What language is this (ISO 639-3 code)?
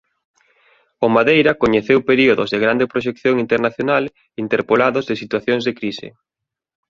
glg